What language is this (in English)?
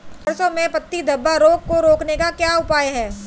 Hindi